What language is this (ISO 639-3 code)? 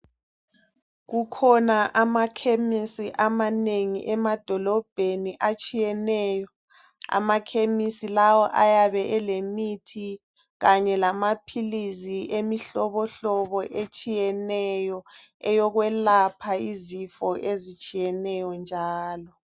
nde